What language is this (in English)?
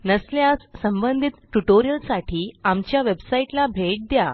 Marathi